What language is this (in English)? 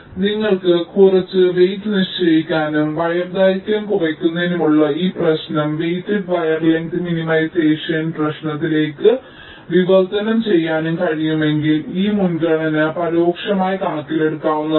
Malayalam